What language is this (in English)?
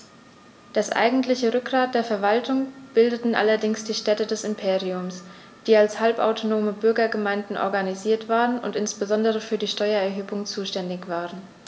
German